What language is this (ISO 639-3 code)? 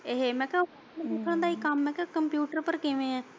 pan